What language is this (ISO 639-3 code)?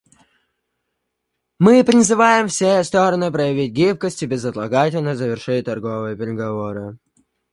rus